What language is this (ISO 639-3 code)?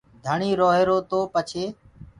ggg